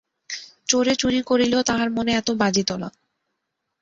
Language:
Bangla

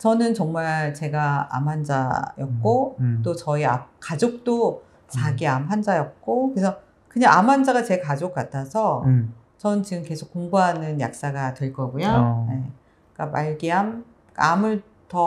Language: Korean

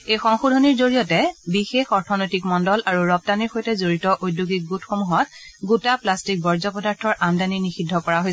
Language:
Assamese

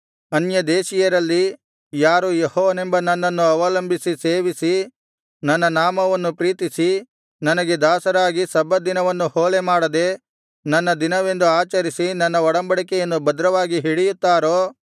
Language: Kannada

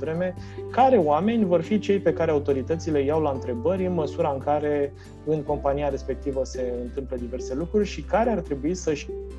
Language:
Romanian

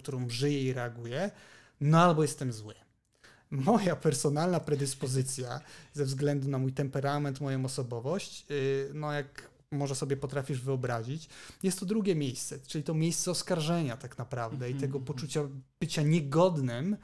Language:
Polish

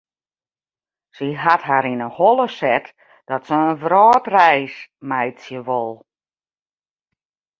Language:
Western Frisian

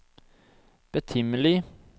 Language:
Norwegian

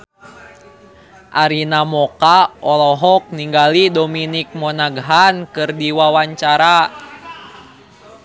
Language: Sundanese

